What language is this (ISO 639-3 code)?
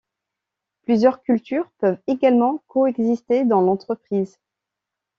fra